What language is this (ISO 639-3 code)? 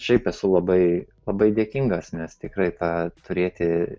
lit